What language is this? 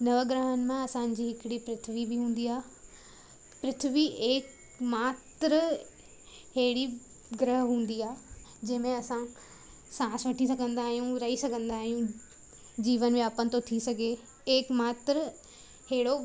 Sindhi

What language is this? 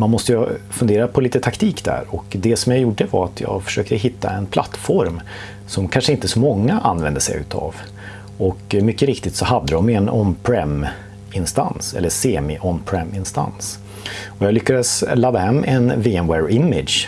Swedish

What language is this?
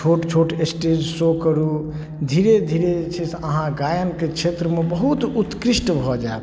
Maithili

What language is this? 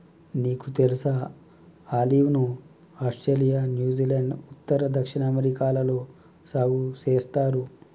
Telugu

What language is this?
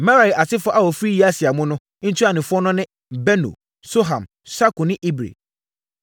Akan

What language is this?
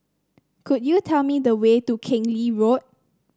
English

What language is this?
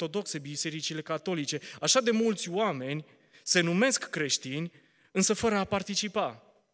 Romanian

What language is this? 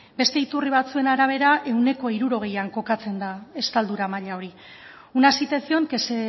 Basque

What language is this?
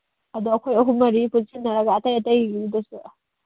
Manipuri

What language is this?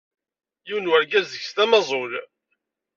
Kabyle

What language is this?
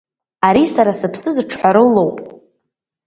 Abkhazian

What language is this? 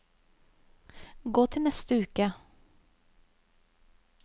Norwegian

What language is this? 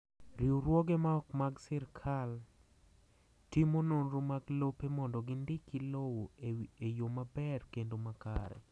Luo (Kenya and Tanzania)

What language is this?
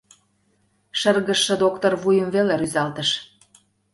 Mari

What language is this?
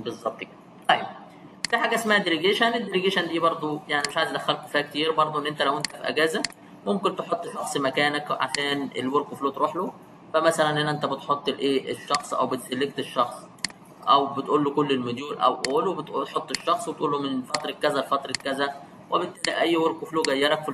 Arabic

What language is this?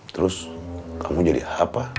Indonesian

